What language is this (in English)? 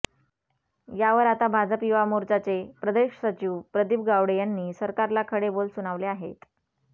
Marathi